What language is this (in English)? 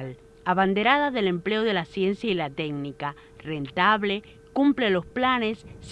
Spanish